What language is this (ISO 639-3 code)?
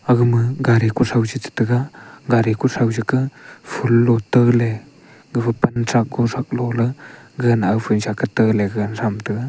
nnp